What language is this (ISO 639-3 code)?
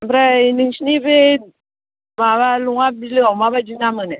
brx